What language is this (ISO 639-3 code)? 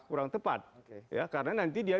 ind